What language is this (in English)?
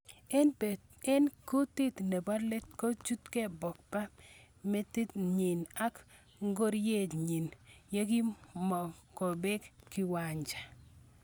Kalenjin